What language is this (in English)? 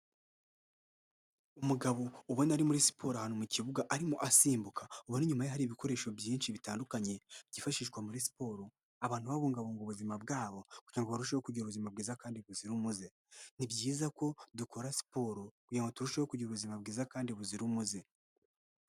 Kinyarwanda